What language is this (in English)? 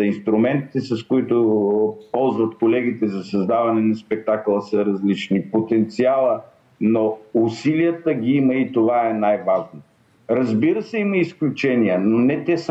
Bulgarian